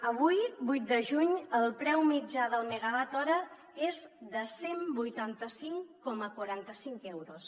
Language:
Catalan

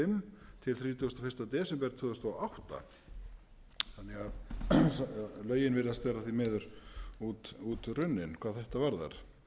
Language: Icelandic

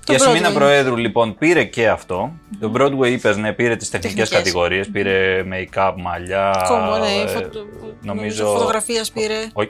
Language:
Greek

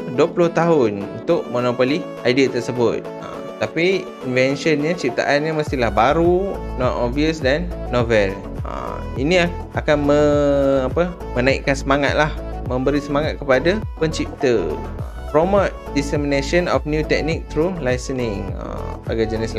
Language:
Malay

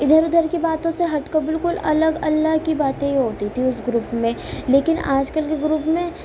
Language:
Urdu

